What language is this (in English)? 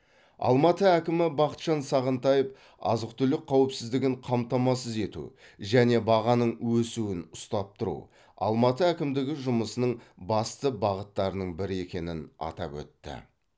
Kazakh